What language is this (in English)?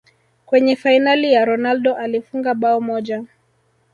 Swahili